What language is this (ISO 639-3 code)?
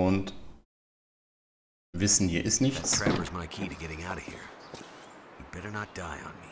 deu